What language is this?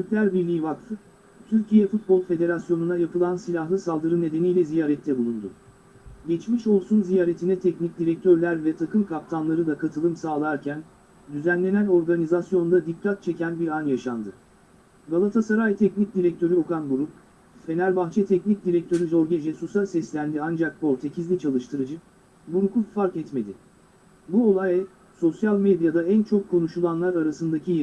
Turkish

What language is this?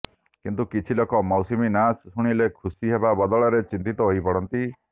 Odia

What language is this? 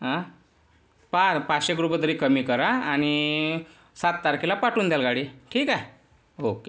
Marathi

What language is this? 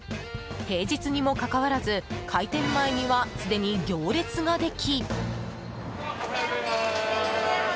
Japanese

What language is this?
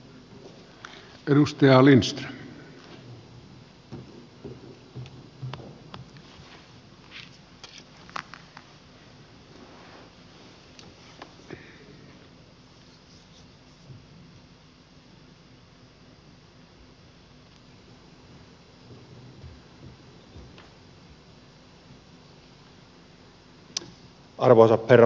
Finnish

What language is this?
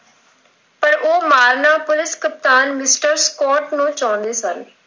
Punjabi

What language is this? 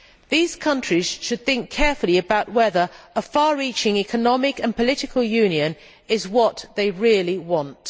English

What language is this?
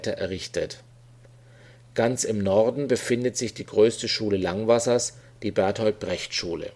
German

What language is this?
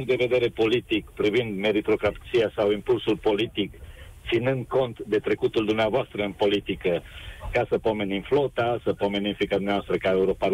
Romanian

